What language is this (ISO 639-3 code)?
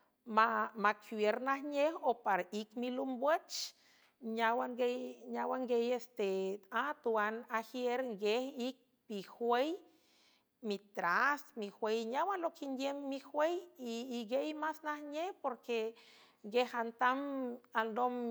hue